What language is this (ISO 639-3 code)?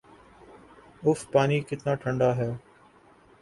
urd